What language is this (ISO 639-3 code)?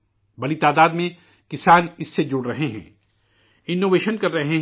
urd